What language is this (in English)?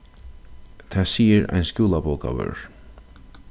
Faroese